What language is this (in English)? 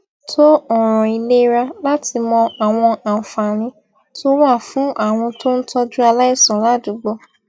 Yoruba